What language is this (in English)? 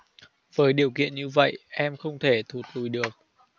Vietnamese